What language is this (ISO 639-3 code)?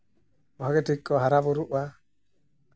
sat